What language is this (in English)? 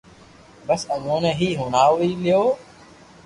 Loarki